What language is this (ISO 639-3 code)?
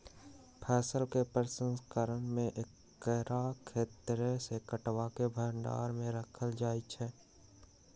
mag